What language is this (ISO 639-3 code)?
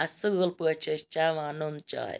kas